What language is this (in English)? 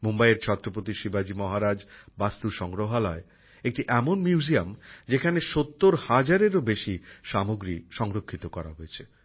Bangla